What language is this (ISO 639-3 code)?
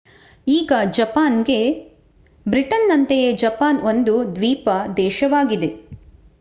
kan